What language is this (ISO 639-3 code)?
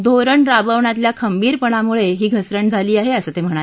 mar